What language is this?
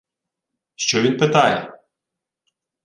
Ukrainian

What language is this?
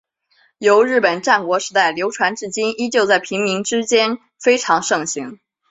Chinese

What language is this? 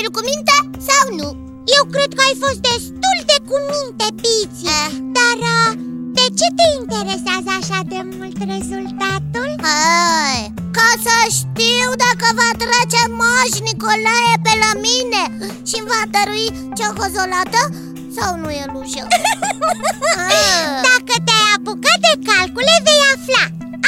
Romanian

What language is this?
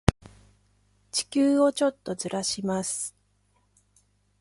Japanese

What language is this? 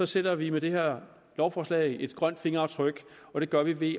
Danish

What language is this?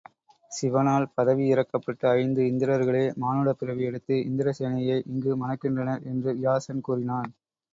Tamil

